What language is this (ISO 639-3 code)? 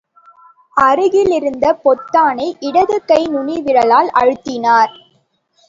tam